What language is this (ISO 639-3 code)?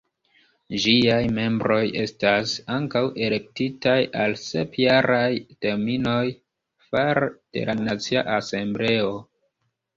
epo